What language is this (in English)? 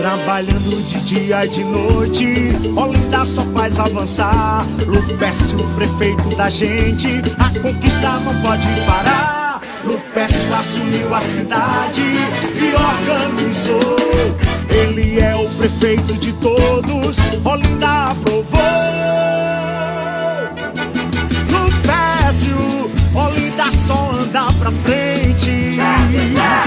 Portuguese